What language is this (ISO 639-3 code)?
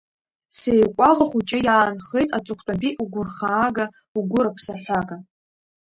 abk